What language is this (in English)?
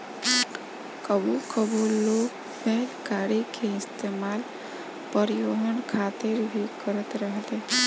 Bhojpuri